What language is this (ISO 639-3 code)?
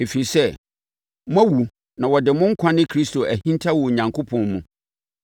aka